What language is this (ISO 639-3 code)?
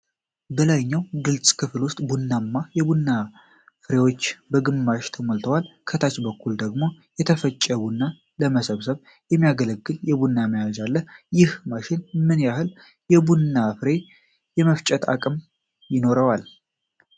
amh